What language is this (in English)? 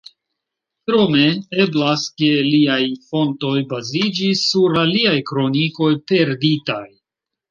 Esperanto